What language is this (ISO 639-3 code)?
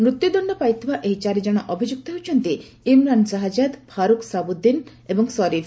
ori